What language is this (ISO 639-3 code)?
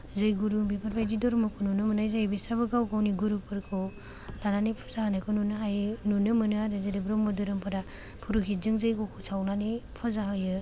brx